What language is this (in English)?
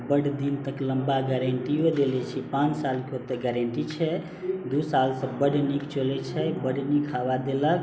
Maithili